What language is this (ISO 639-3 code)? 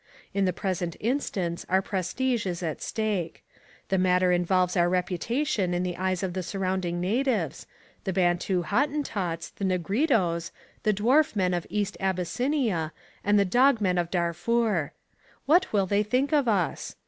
eng